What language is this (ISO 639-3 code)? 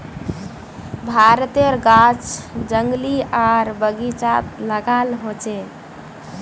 mag